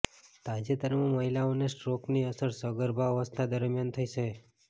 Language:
Gujarati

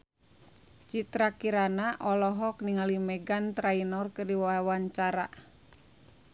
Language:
Sundanese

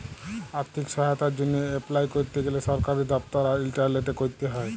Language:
Bangla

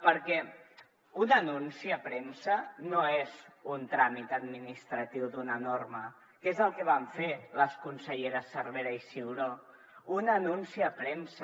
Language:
Catalan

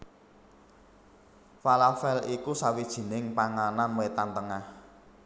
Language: Javanese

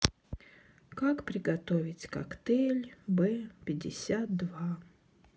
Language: Russian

